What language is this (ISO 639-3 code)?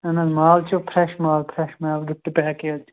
kas